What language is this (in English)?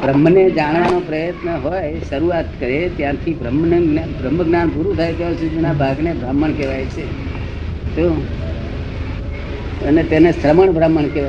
Gujarati